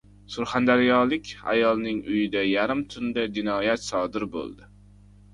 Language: Uzbek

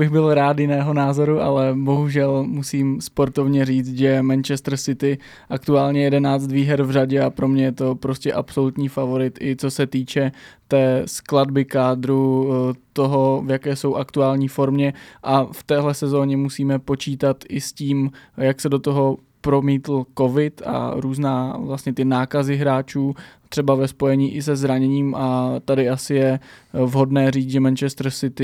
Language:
Czech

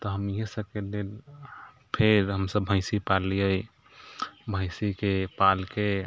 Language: Maithili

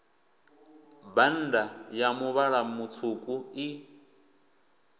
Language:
Venda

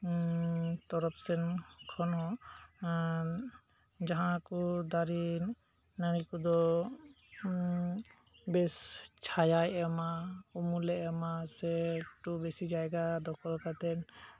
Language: Santali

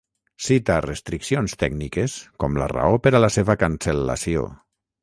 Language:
Catalan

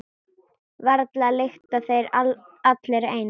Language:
Icelandic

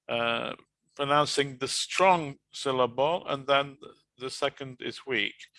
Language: English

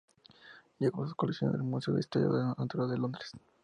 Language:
Spanish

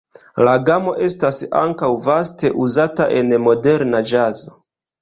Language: Esperanto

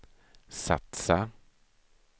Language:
Swedish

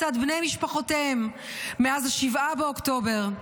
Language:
Hebrew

